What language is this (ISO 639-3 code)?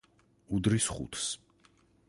kat